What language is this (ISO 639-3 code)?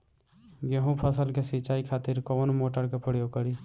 bho